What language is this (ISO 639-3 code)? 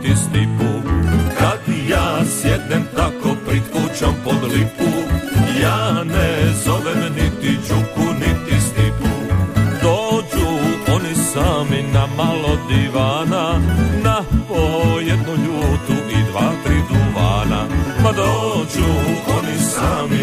hrv